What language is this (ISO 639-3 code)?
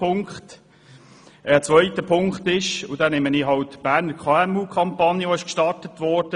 gsw